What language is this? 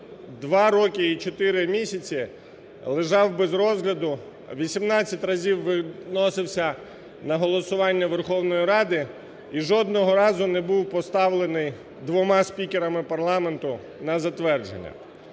Ukrainian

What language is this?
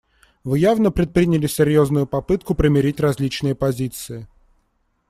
Russian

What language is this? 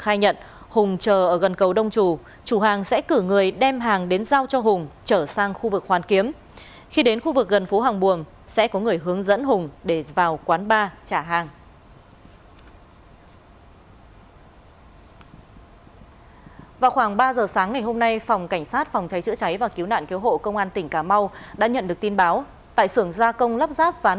Vietnamese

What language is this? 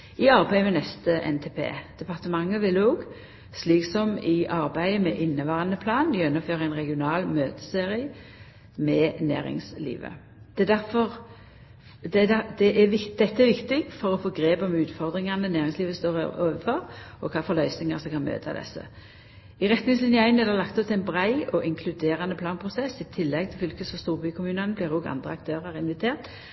Norwegian Nynorsk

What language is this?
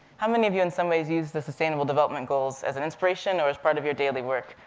English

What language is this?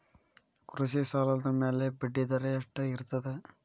Kannada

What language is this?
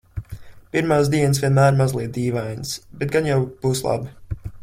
Latvian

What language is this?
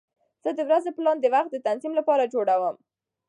Pashto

